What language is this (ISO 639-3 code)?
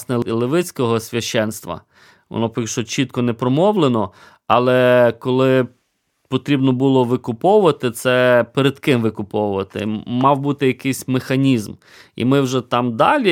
ukr